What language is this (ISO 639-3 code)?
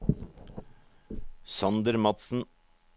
nor